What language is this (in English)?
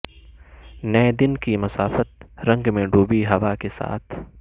Urdu